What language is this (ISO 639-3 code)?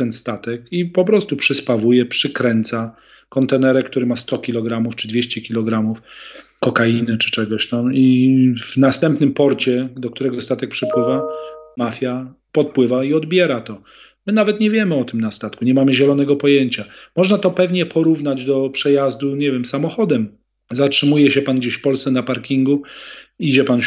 pol